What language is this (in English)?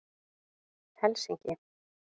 Icelandic